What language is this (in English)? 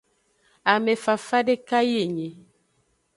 Aja (Benin)